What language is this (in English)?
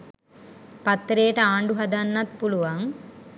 Sinhala